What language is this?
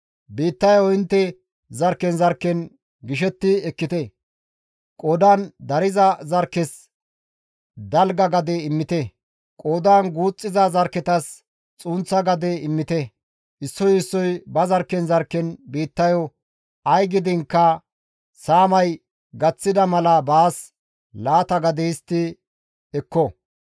Gamo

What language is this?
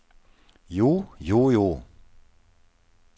Norwegian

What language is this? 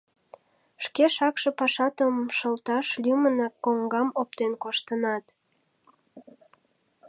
Mari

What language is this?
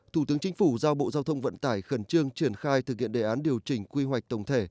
Vietnamese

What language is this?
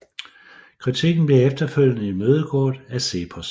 Danish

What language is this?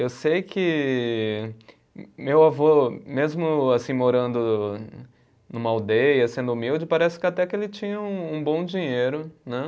Portuguese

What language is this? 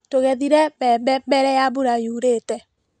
Kikuyu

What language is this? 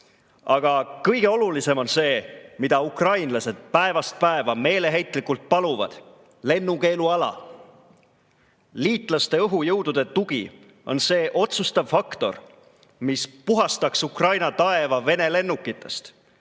Estonian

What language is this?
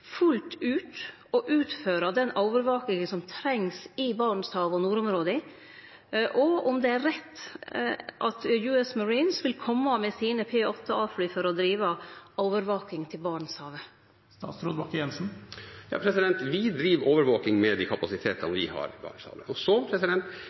Norwegian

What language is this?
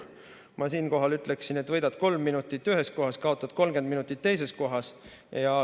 Estonian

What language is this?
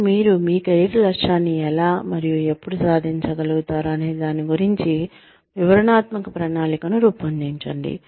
Telugu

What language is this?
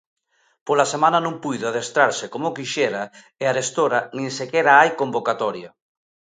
Galician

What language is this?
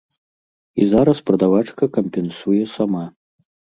Belarusian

